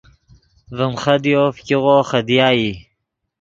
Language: Yidgha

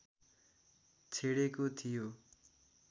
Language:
Nepali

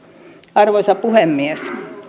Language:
Finnish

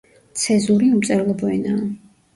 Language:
Georgian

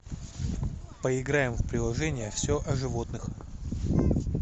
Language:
Russian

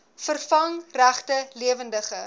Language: Afrikaans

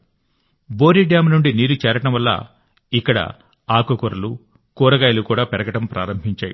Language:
Telugu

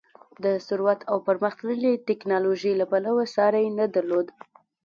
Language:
Pashto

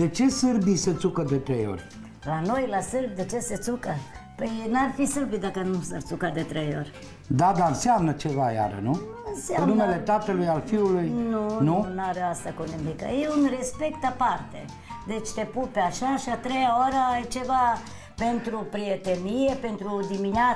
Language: Romanian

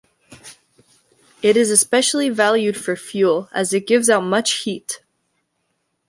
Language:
English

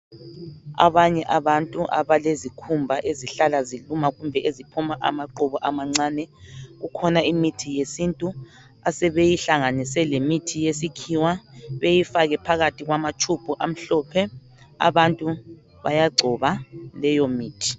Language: North Ndebele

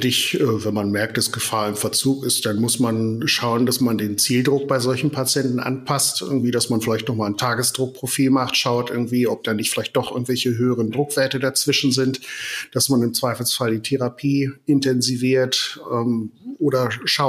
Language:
German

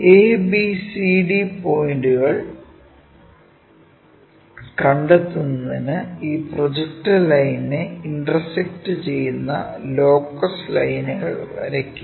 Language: Malayalam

